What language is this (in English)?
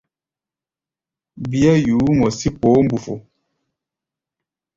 Gbaya